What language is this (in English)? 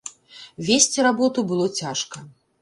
Belarusian